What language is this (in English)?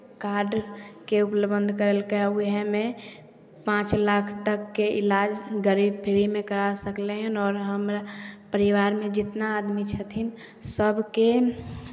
Maithili